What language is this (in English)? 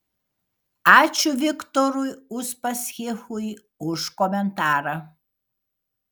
Lithuanian